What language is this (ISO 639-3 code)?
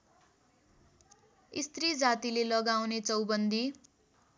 nep